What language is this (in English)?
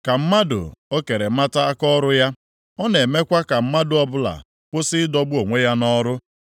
Igbo